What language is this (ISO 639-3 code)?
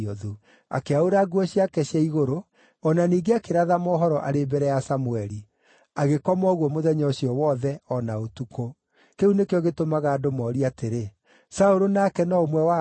kik